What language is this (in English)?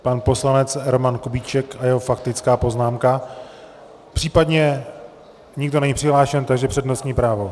Czech